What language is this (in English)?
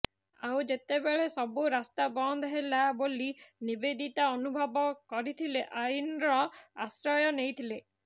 Odia